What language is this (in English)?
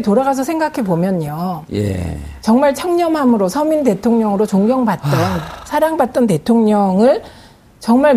Korean